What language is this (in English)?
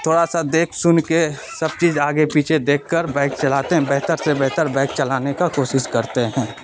Urdu